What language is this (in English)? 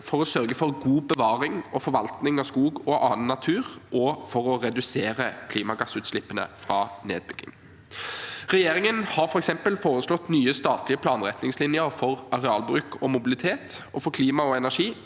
Norwegian